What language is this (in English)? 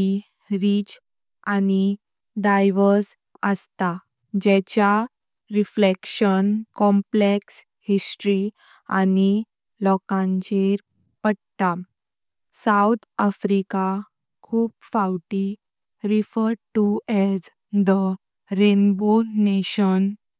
Konkani